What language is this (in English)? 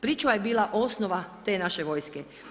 Croatian